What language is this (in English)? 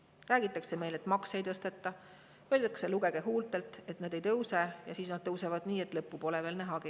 Estonian